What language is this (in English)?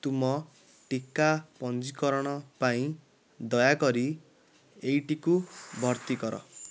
Odia